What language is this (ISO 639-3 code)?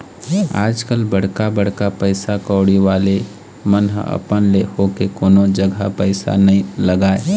hne